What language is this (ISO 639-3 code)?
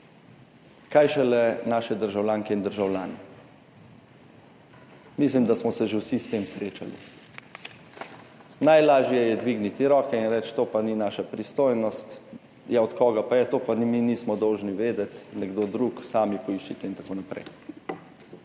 slv